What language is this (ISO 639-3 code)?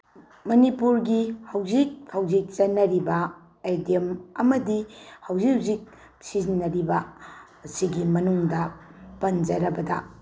mni